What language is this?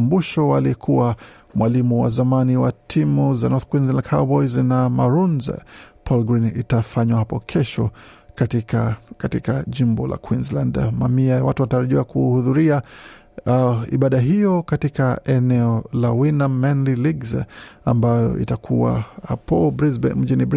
Swahili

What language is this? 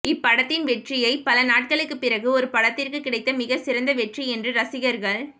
Tamil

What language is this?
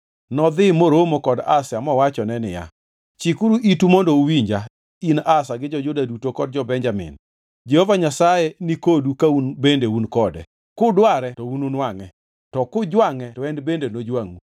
Luo (Kenya and Tanzania)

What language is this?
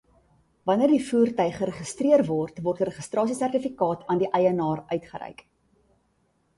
Afrikaans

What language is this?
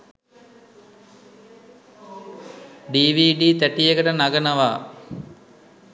Sinhala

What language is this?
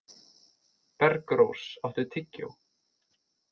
Icelandic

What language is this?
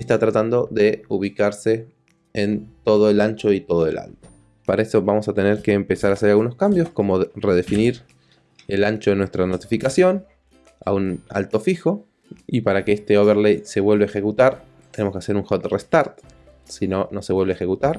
Spanish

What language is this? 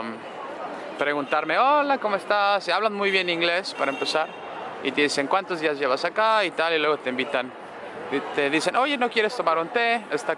Spanish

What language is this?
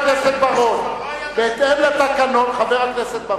Hebrew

